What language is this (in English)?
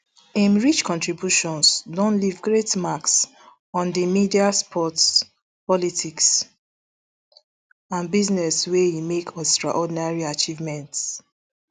Nigerian Pidgin